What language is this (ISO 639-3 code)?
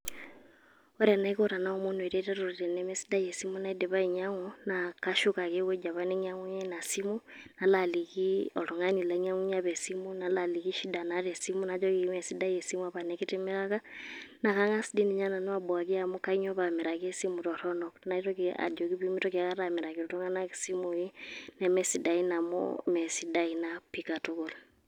mas